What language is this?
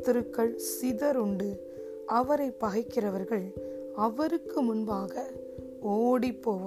Tamil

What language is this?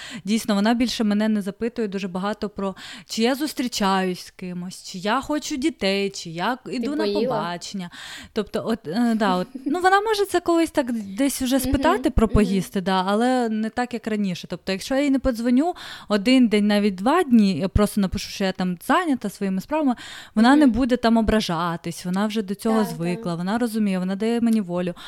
Ukrainian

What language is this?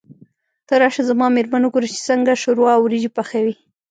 Pashto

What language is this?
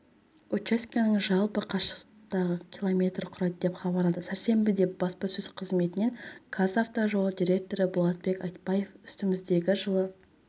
Kazakh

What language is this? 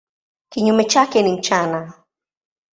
Swahili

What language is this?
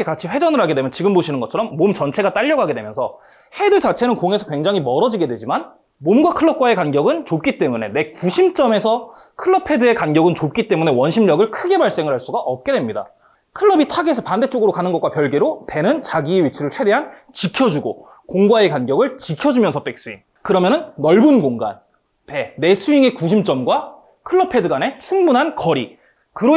Korean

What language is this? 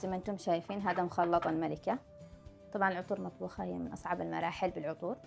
Arabic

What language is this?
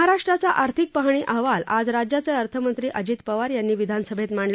Marathi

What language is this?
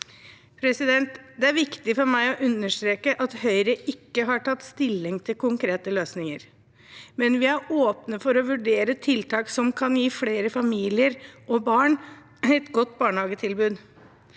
Norwegian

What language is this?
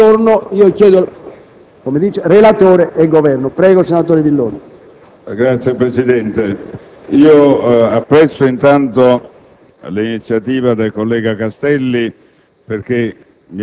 Italian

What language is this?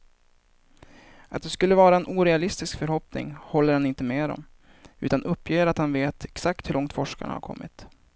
Swedish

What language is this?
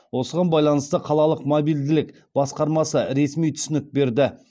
Kazakh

